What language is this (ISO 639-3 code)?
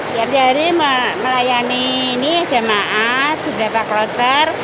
ind